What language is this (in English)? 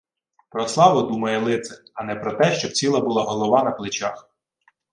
Ukrainian